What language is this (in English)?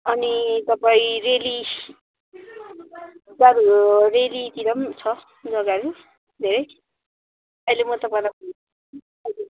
Nepali